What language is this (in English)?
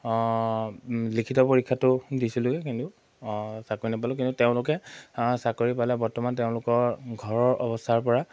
Assamese